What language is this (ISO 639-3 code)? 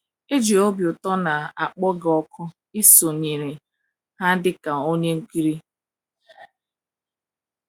ibo